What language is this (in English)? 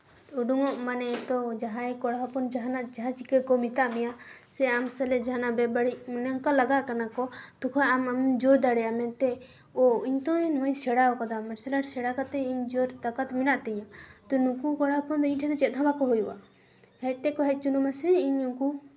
Santali